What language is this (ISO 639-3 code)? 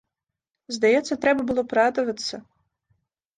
bel